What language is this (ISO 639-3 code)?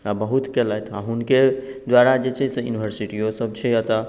mai